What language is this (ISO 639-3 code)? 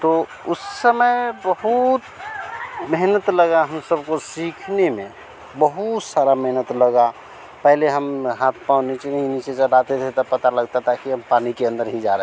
hin